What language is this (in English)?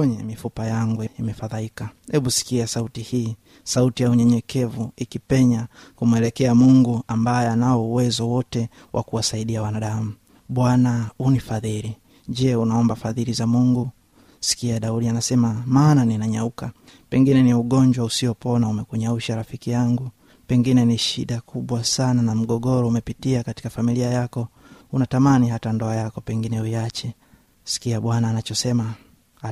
Swahili